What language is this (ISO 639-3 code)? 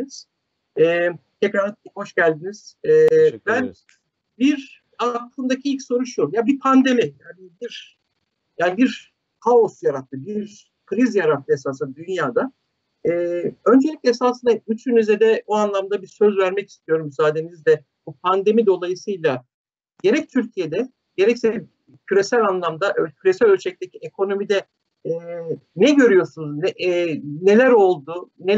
tur